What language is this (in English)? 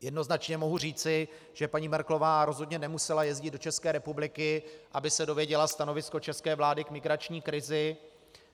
Czech